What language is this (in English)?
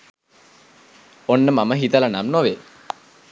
Sinhala